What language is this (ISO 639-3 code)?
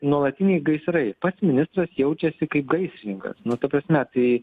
lit